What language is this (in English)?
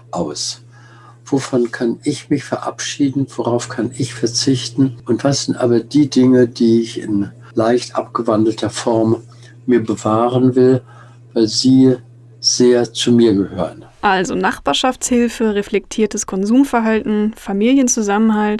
German